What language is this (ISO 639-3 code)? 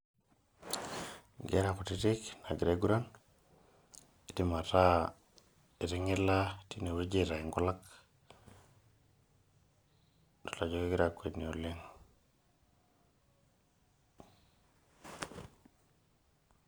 mas